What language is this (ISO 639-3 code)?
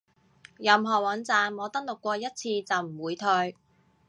yue